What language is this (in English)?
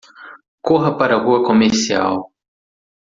Portuguese